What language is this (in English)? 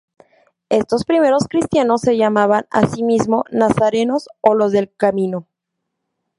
Spanish